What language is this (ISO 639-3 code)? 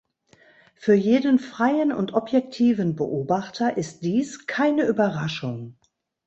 deu